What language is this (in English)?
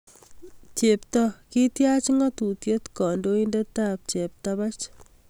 Kalenjin